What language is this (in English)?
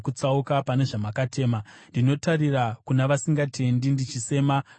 Shona